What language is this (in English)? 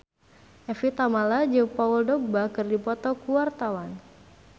Sundanese